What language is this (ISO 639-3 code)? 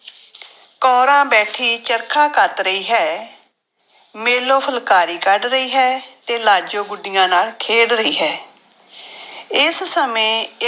pan